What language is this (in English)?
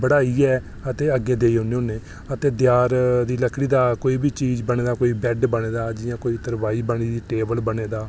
Dogri